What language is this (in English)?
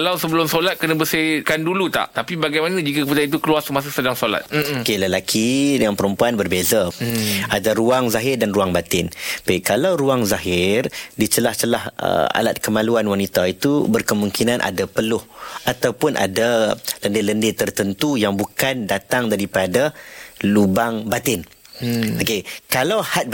Malay